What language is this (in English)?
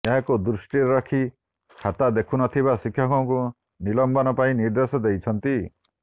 Odia